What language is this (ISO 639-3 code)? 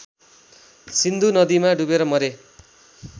nep